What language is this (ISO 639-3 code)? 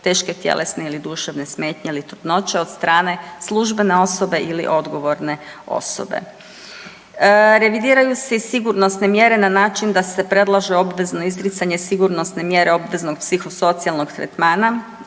hrv